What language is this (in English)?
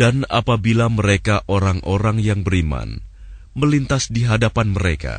Indonesian